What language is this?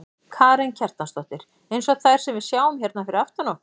Icelandic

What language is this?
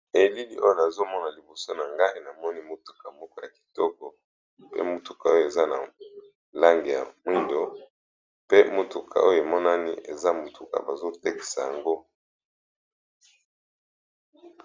Lingala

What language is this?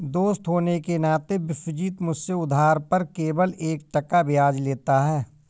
Hindi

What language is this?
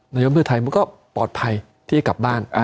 Thai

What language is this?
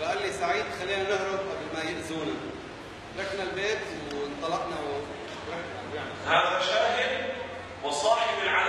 Arabic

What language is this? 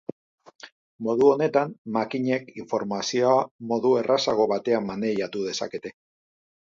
Basque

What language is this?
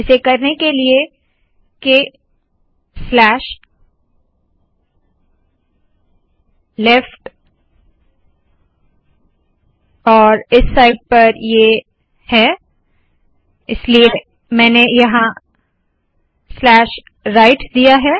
Hindi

